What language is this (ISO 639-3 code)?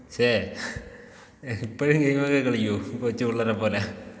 mal